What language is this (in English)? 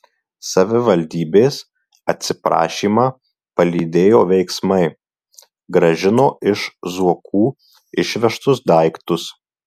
Lithuanian